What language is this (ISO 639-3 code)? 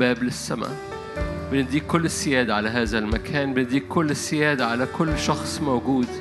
ara